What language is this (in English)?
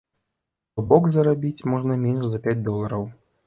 Belarusian